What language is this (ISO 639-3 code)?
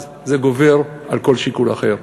heb